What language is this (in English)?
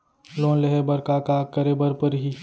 Chhattisgarhi